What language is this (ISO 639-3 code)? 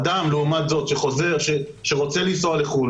heb